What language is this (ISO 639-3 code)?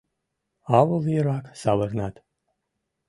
chm